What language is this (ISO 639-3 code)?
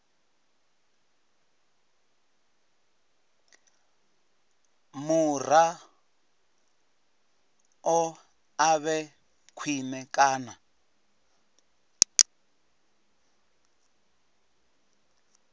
ven